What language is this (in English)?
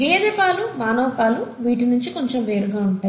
Telugu